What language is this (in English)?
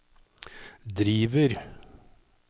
Norwegian